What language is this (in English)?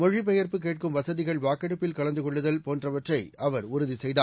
Tamil